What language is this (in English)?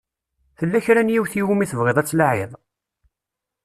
Kabyle